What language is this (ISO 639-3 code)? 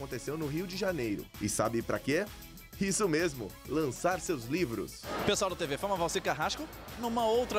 por